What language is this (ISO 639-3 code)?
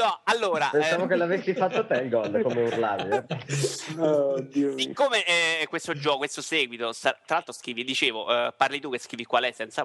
ita